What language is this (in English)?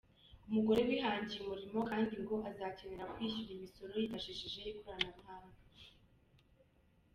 Kinyarwanda